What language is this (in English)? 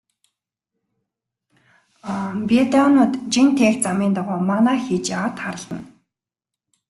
Mongolian